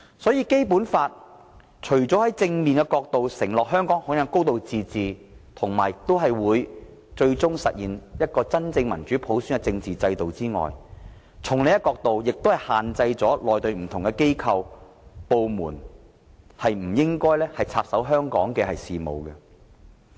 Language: Cantonese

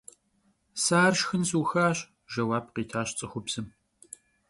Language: Kabardian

